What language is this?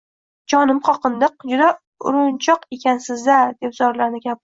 Uzbek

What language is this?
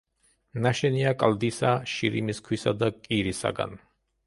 Georgian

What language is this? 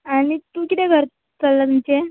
Konkani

